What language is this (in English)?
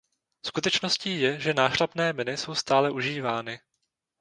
Czech